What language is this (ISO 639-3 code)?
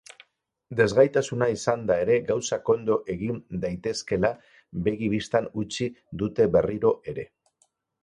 eus